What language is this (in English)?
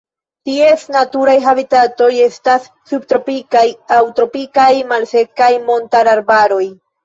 Esperanto